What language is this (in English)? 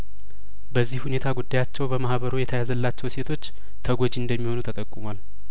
Amharic